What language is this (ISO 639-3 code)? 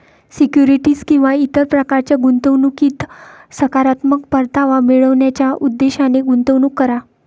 mar